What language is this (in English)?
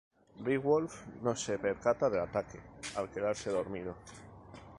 Spanish